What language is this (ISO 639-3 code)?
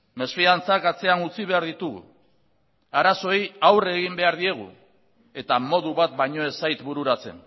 eus